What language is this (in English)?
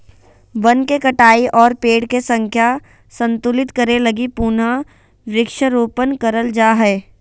Magahi